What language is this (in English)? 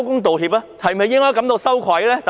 Cantonese